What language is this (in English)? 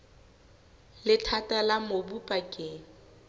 Southern Sotho